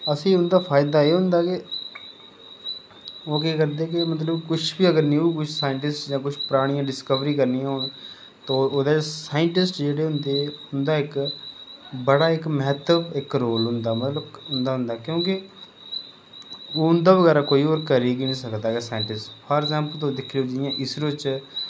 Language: Dogri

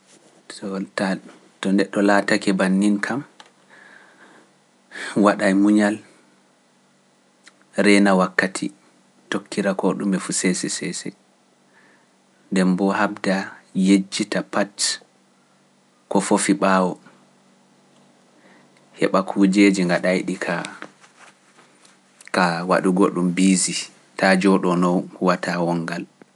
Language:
Pular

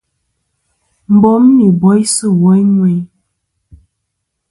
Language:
Kom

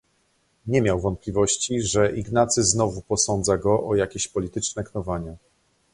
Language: Polish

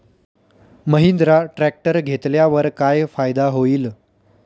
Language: Marathi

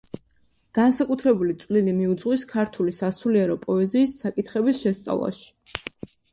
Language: Georgian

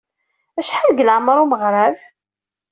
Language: Kabyle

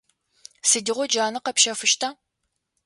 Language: Adyghe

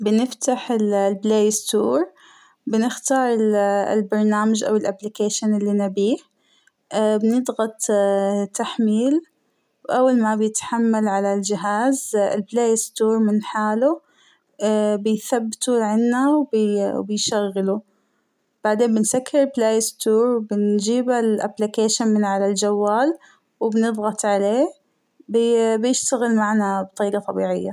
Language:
Hijazi Arabic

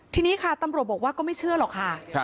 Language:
Thai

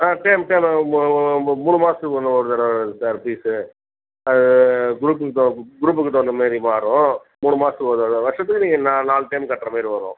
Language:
Tamil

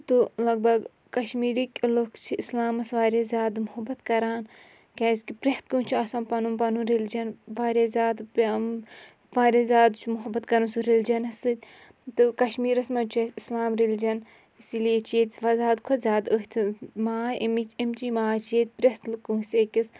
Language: Kashmiri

